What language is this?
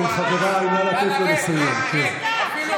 Hebrew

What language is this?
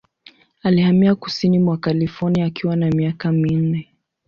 Swahili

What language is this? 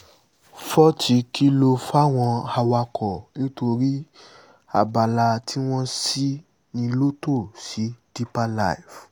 Yoruba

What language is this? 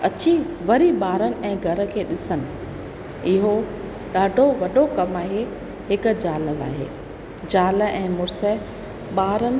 Sindhi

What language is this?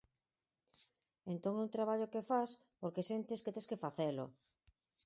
Galician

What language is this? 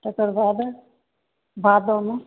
Maithili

